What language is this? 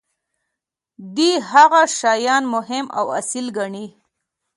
Pashto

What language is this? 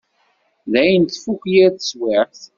Kabyle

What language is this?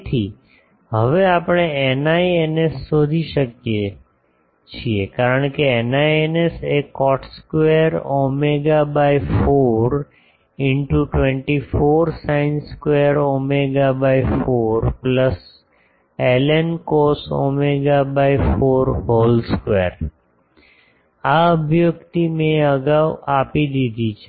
Gujarati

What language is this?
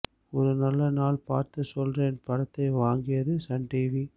Tamil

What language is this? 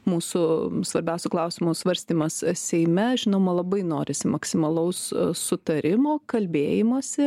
Lithuanian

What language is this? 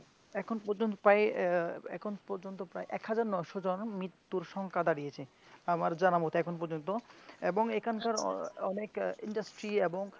Bangla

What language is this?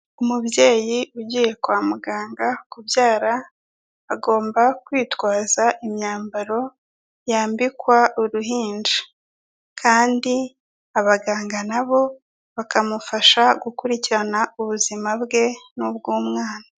Kinyarwanda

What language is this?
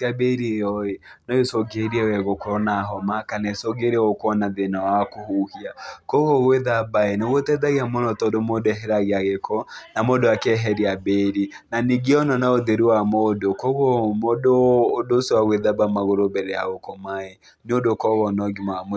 Kikuyu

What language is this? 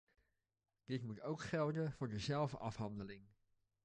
Dutch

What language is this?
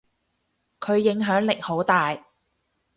Cantonese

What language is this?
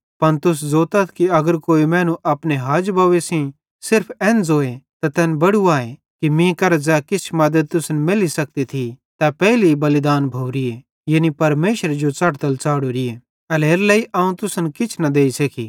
Bhadrawahi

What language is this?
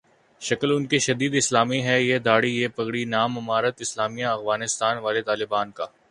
Urdu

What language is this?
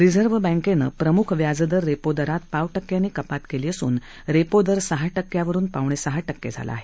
Marathi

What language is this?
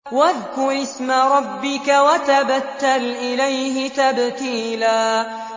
Arabic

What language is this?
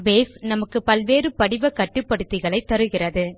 Tamil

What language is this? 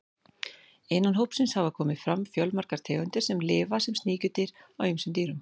Icelandic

